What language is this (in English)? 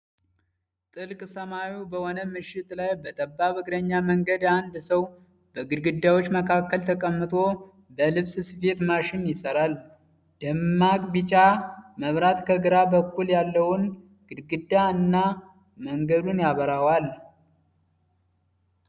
Amharic